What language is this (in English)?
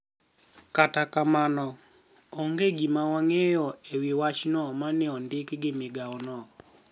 Luo (Kenya and Tanzania)